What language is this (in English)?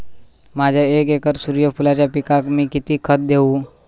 Marathi